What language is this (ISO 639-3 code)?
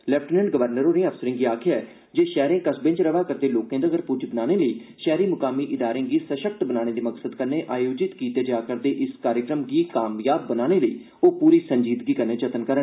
doi